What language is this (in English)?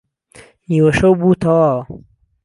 Central Kurdish